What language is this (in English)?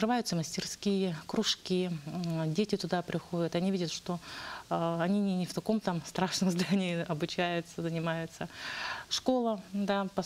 Russian